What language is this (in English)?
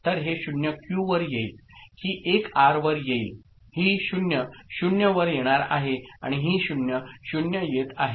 Marathi